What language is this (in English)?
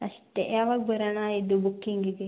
Kannada